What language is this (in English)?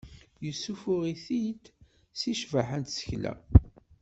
Kabyle